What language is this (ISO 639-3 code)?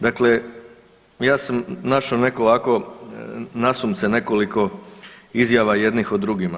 hrv